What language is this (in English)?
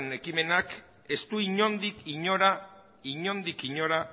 Basque